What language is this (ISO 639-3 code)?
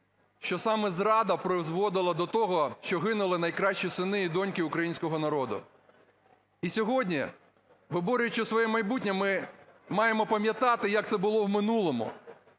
ukr